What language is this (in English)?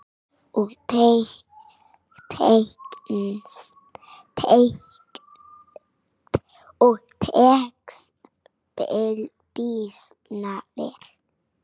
Icelandic